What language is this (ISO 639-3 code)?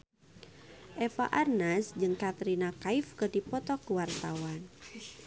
sun